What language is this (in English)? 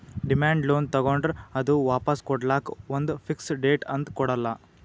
Kannada